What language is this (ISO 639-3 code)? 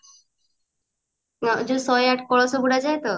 ori